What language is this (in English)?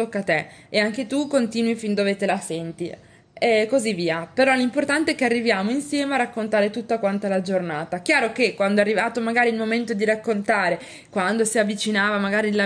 Italian